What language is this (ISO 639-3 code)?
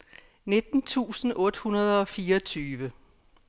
dan